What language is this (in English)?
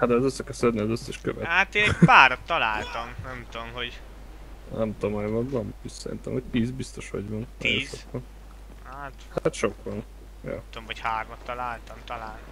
Hungarian